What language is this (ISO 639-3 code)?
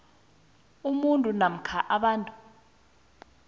nbl